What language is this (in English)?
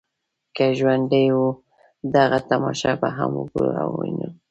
Pashto